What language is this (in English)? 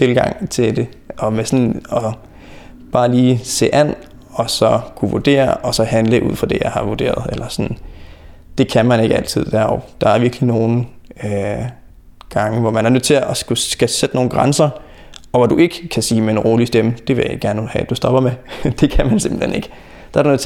Danish